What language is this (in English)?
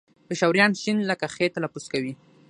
Pashto